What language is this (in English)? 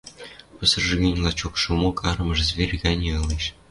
Western Mari